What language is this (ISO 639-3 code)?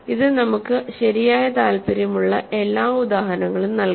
mal